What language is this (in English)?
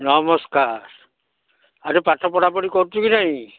Odia